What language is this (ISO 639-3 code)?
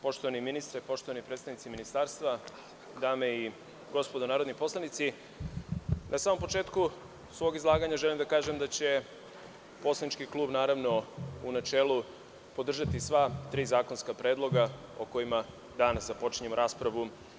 srp